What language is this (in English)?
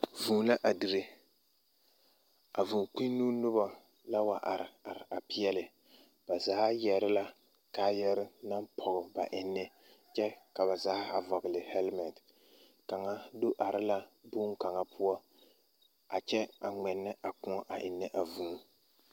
Southern Dagaare